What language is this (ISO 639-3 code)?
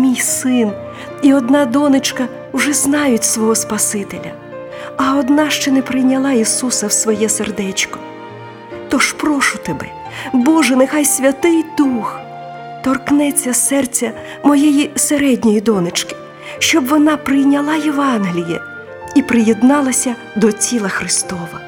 ukr